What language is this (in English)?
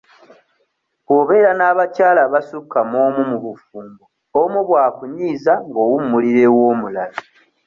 Ganda